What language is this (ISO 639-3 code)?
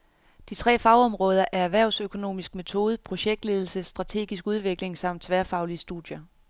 dan